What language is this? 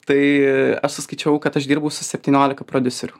Lithuanian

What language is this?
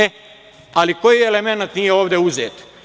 Serbian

